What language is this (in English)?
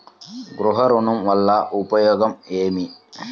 Telugu